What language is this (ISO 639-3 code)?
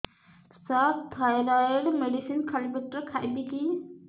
ori